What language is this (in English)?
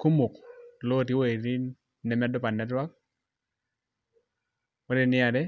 Masai